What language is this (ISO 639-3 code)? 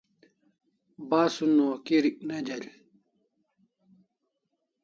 kls